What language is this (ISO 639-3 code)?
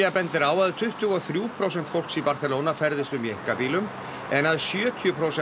isl